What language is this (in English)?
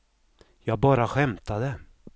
Swedish